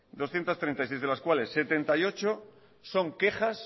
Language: Spanish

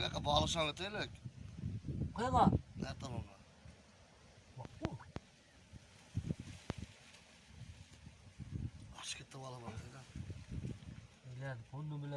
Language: Uzbek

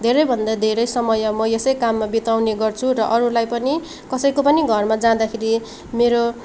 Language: Nepali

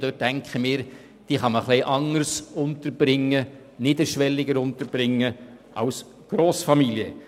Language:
Swiss German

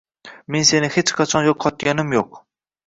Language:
Uzbek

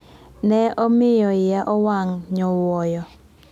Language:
Luo (Kenya and Tanzania)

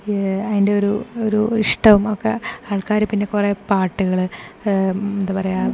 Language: Malayalam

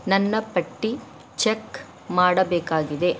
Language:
Kannada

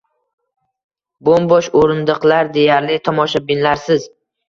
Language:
Uzbek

